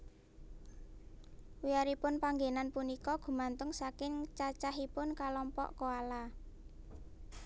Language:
Javanese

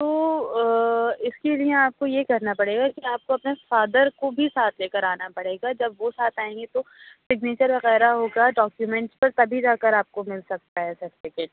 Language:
Urdu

